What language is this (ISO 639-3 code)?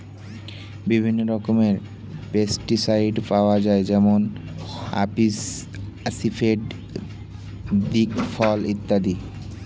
ben